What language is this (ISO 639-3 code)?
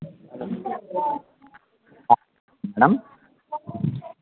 tel